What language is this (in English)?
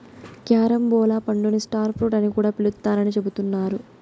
Telugu